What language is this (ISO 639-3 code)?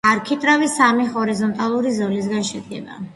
kat